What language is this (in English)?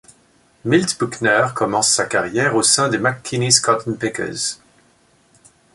French